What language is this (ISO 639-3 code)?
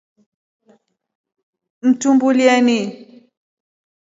rof